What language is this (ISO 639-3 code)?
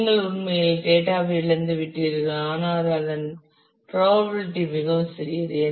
tam